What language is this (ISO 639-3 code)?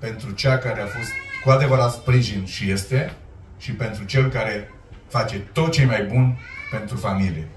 ron